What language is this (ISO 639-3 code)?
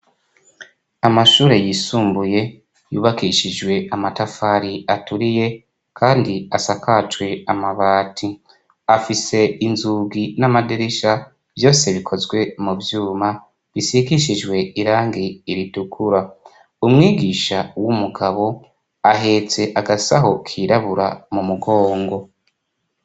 run